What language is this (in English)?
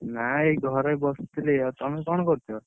Odia